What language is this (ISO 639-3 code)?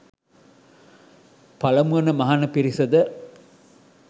sin